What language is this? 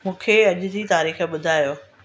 Sindhi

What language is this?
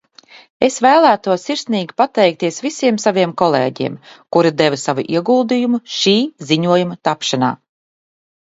Latvian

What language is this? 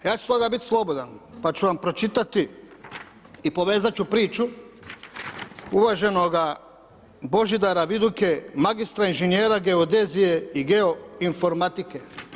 Croatian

